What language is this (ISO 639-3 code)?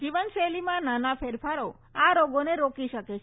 guj